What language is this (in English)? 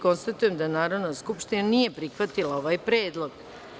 Serbian